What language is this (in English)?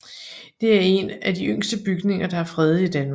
Danish